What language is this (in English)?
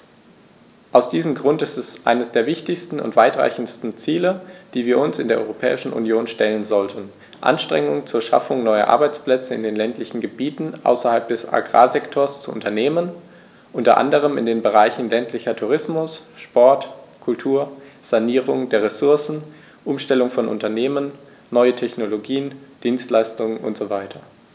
German